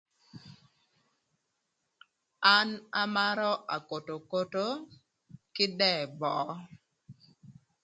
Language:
Thur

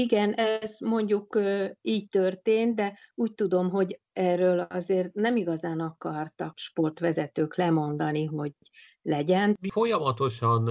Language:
Hungarian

